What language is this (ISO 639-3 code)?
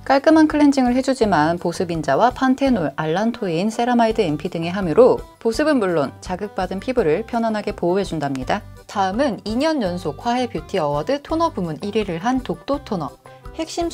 kor